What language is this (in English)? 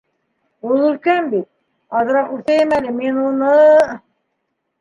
Bashkir